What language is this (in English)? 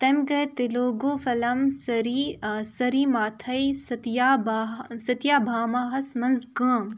Kashmiri